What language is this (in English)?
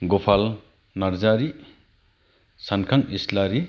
Bodo